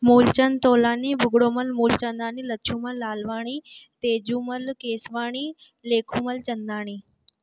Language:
Sindhi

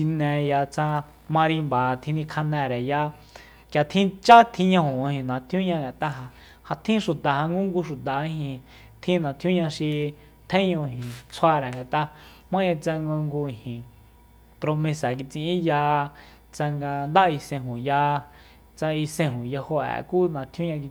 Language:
Soyaltepec Mazatec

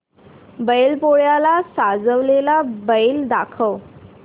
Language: Marathi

